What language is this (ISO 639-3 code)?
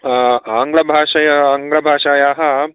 san